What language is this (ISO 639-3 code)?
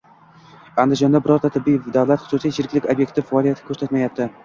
uzb